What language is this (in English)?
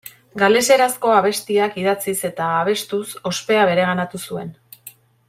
Basque